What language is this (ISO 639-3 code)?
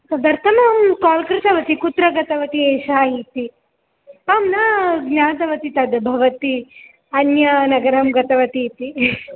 san